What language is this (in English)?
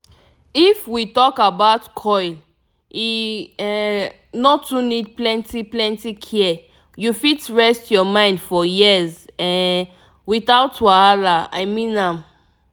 Nigerian Pidgin